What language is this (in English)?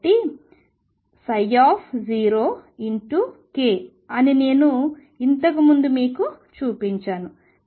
Telugu